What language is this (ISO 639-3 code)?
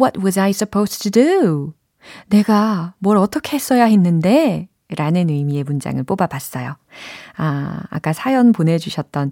kor